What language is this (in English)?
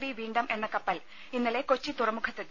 Malayalam